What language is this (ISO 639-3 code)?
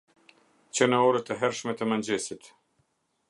sqi